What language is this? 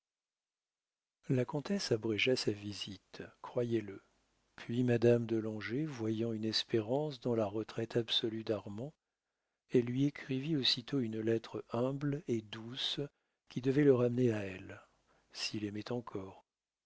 French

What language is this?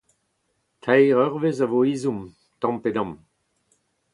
Breton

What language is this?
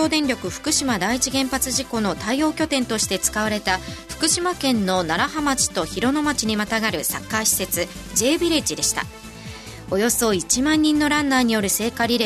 Japanese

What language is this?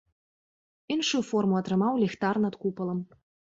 Belarusian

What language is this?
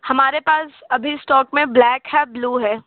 Hindi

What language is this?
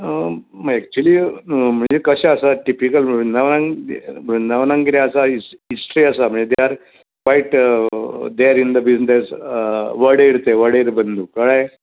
Konkani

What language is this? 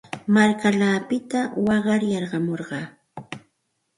Santa Ana de Tusi Pasco Quechua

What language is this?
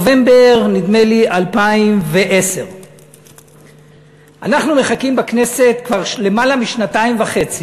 Hebrew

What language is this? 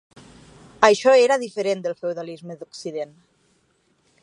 Catalan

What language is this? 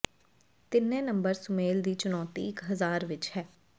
Punjabi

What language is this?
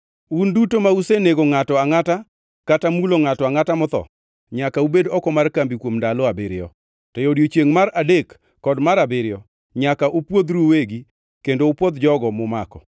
Luo (Kenya and Tanzania)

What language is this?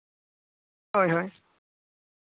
Santali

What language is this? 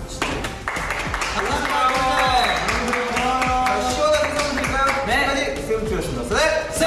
Korean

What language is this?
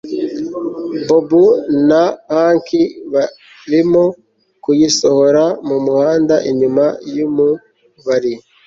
Kinyarwanda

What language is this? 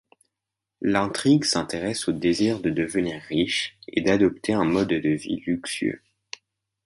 French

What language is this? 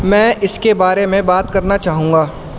Urdu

